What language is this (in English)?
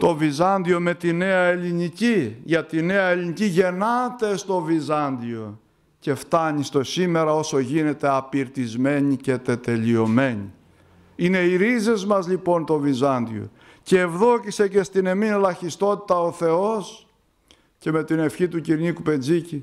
Greek